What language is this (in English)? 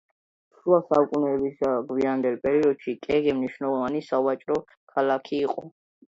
Georgian